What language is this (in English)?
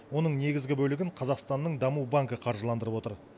Kazakh